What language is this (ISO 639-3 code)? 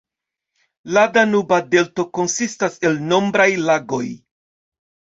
epo